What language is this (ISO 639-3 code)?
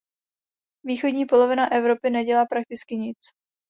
ces